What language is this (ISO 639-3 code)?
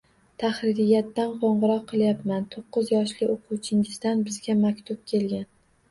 uzb